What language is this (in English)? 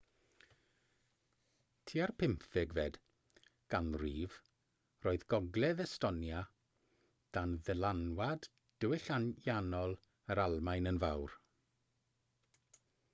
Welsh